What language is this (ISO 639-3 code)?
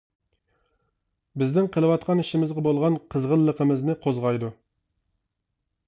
uig